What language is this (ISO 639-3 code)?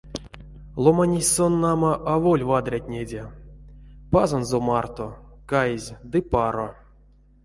myv